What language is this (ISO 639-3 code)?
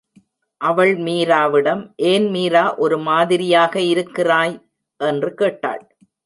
tam